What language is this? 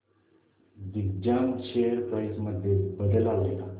Marathi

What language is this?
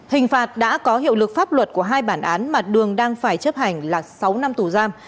Vietnamese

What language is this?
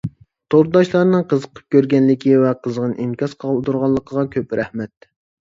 Uyghur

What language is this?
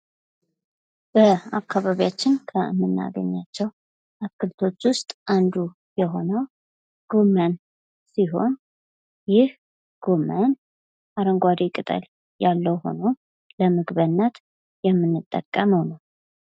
Amharic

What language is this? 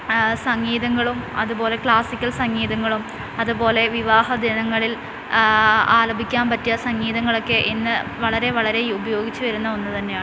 Malayalam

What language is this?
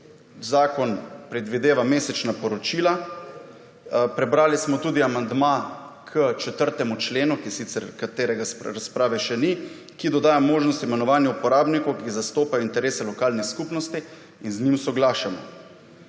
Slovenian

